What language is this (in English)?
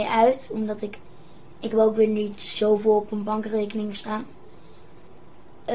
Dutch